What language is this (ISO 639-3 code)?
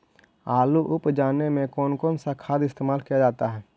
mag